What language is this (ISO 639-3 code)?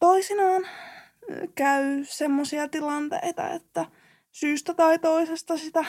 fin